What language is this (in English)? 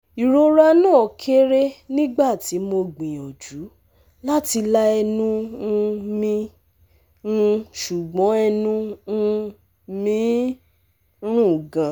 Yoruba